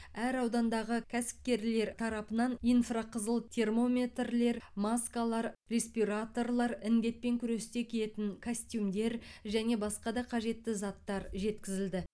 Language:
Kazakh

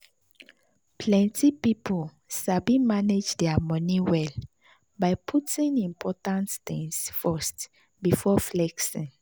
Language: Nigerian Pidgin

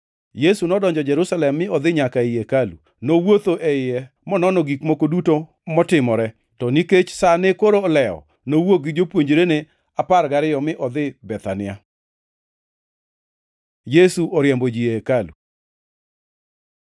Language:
Luo (Kenya and Tanzania)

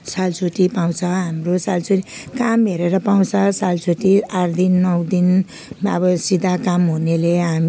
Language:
Nepali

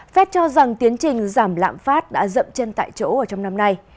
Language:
Vietnamese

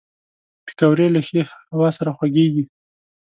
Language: Pashto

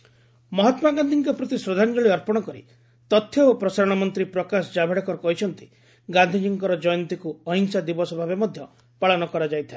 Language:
Odia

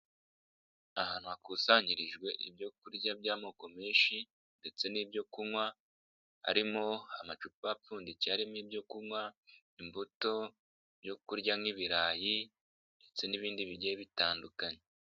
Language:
Kinyarwanda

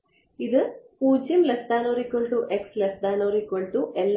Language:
Malayalam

